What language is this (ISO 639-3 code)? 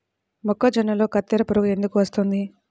tel